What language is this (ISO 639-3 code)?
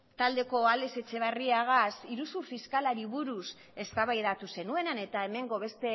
eus